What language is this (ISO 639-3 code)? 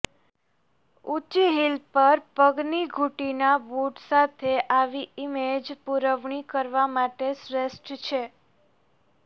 guj